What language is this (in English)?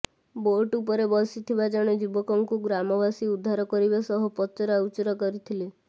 Odia